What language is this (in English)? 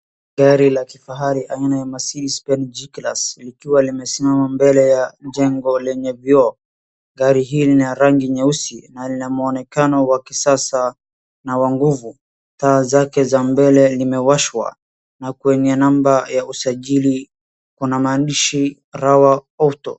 Swahili